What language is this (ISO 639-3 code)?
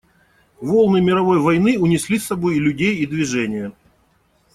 rus